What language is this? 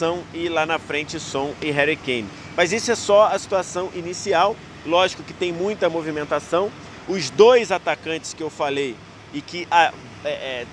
Portuguese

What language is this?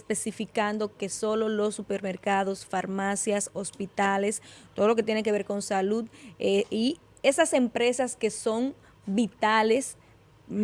Spanish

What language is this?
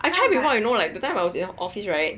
English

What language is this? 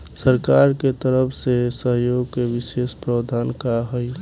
Bhojpuri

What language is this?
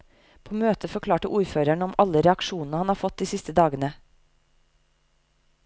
Norwegian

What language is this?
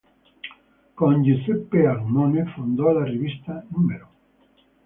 Italian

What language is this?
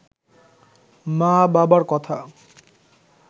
Bangla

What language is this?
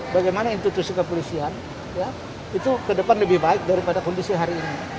Indonesian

